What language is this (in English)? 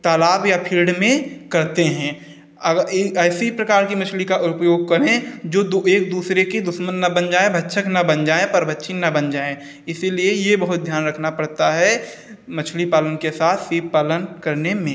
Hindi